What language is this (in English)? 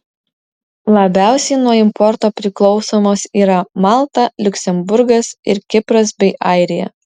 Lithuanian